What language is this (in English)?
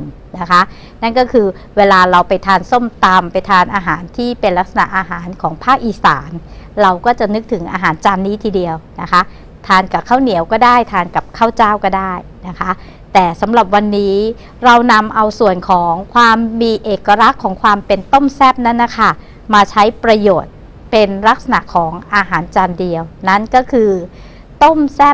Thai